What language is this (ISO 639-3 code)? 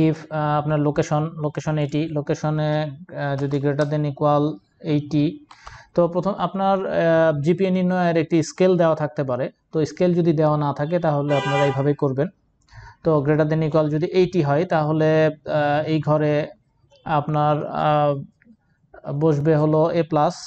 hin